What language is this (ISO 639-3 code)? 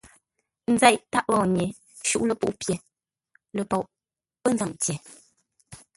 nla